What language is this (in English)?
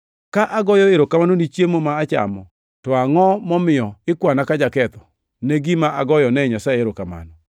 Luo (Kenya and Tanzania)